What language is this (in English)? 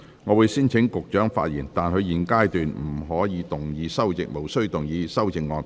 Cantonese